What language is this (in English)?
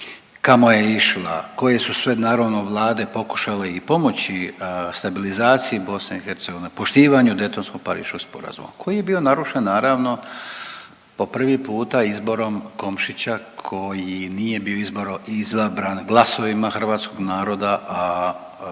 Croatian